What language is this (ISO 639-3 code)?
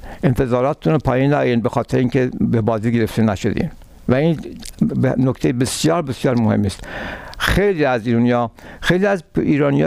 fas